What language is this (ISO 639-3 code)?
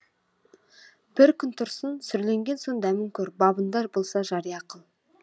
kaz